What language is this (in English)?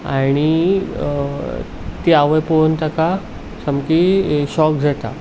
Konkani